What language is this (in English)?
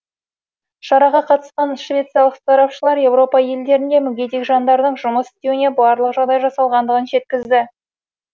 Kazakh